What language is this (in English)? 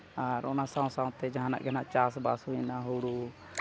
Santali